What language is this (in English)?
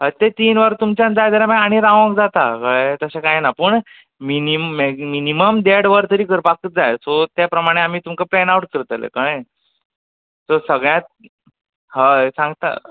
Konkani